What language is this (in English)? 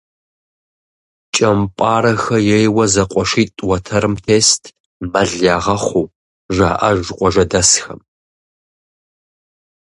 Kabardian